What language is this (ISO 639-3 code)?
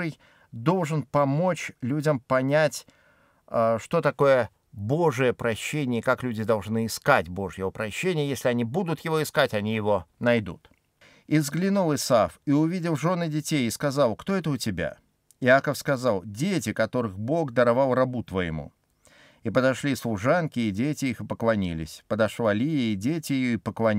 rus